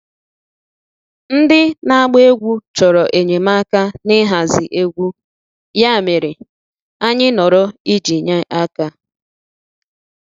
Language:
Igbo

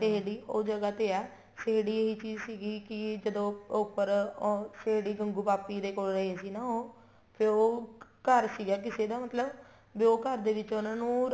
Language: Punjabi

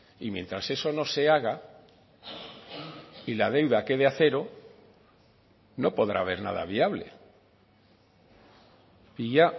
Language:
Spanish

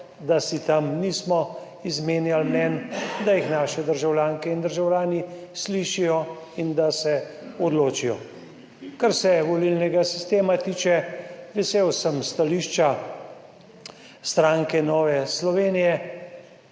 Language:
Slovenian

